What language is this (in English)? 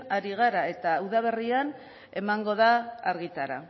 Basque